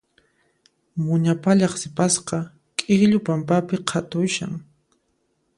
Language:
Puno Quechua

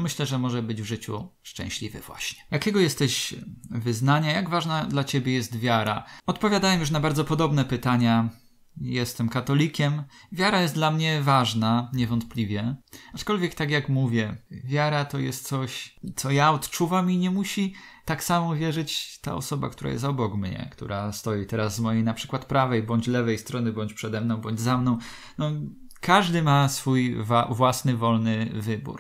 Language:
Polish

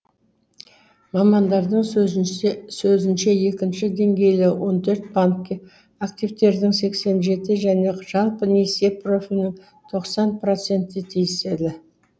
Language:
Kazakh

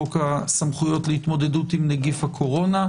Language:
Hebrew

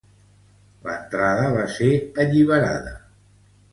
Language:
Catalan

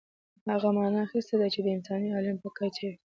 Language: Pashto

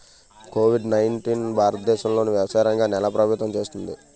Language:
Telugu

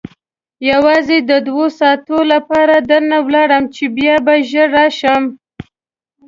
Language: Pashto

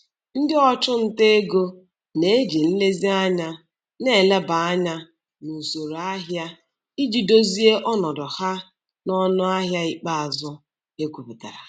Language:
Igbo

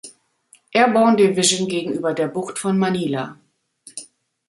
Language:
German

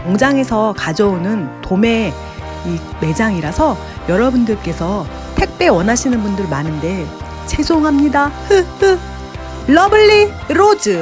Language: Korean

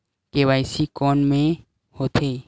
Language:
Chhattisgarhi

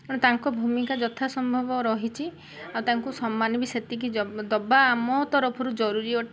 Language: Odia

